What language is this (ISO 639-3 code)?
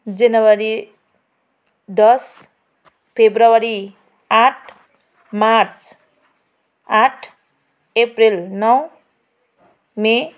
nep